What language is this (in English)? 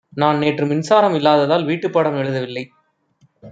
Tamil